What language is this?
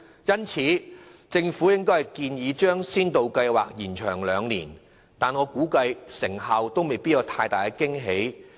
Cantonese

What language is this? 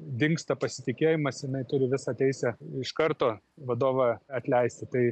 Lithuanian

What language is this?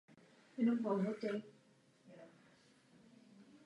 Czech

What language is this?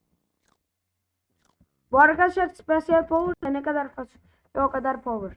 Turkish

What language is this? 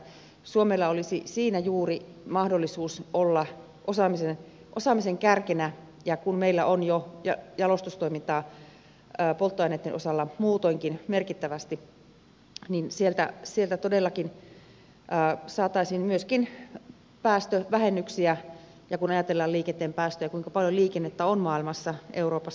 Finnish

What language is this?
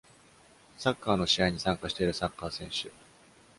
Japanese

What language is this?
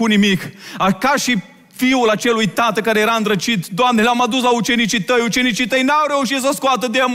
Romanian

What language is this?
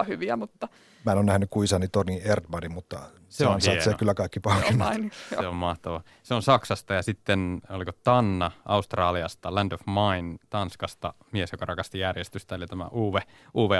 Finnish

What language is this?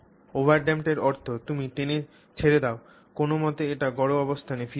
Bangla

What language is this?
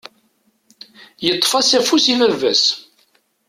Kabyle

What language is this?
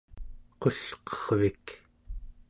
Central Yupik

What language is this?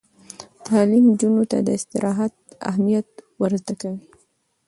Pashto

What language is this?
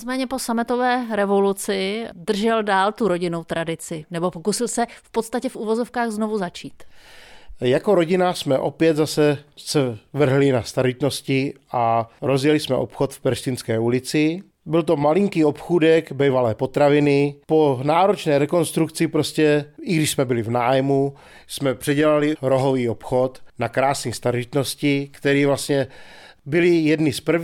Czech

